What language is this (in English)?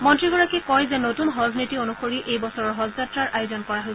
Assamese